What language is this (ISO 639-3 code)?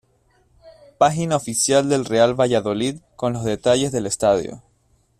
spa